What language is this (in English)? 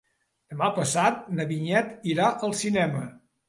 Catalan